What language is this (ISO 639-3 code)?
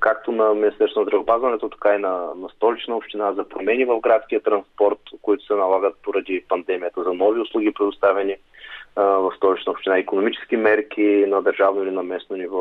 bul